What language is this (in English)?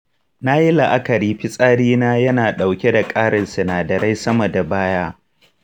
Hausa